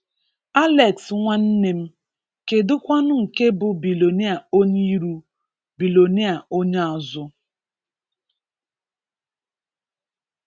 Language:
Igbo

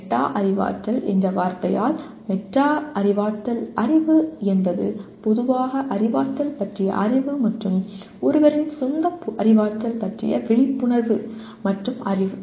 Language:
Tamil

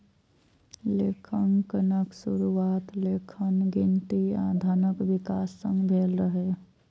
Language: Maithili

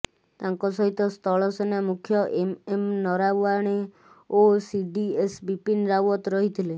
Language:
Odia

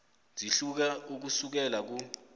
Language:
South Ndebele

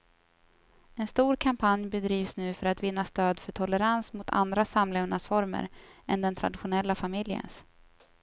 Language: Swedish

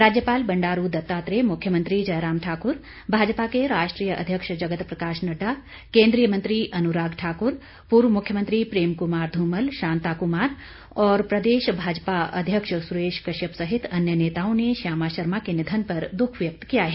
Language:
Hindi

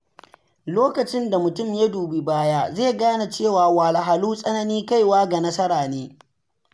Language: Hausa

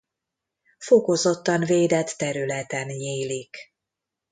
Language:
Hungarian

